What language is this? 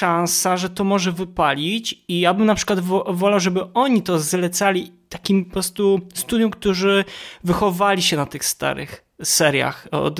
Polish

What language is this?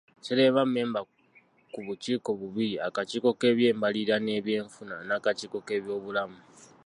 Ganda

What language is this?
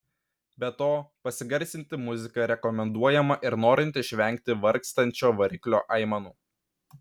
Lithuanian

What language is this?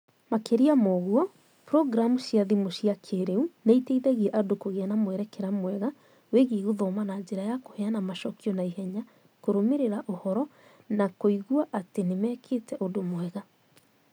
Kikuyu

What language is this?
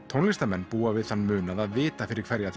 Icelandic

